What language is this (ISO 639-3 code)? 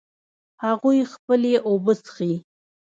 pus